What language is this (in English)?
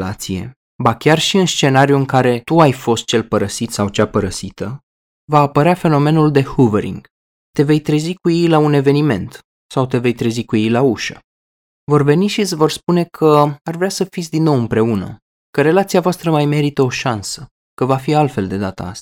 Romanian